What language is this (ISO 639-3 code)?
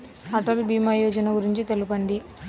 tel